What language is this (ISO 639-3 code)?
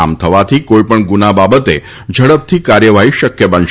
guj